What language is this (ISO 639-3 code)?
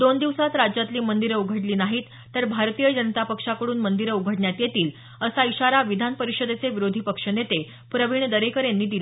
mar